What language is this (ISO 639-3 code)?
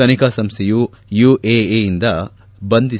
kan